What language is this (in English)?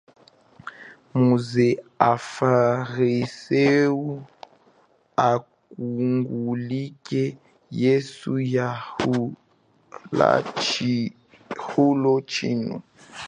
Chokwe